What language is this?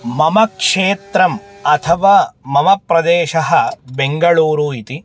Sanskrit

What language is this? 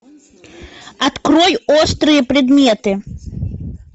Russian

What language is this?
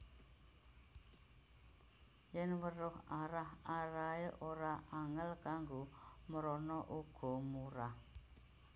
Javanese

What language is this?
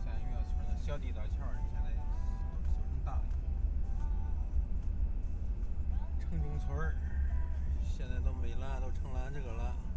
Chinese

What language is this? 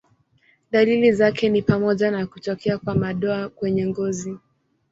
Swahili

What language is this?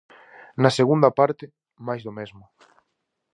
Galician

